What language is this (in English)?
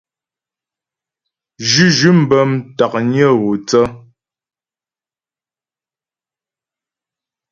Ghomala